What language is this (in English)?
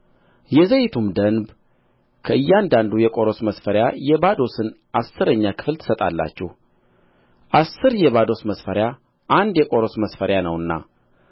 Amharic